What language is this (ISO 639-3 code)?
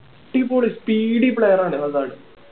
mal